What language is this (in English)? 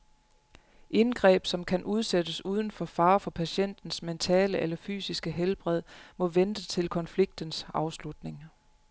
Danish